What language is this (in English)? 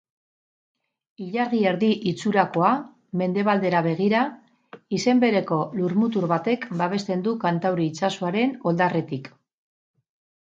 Basque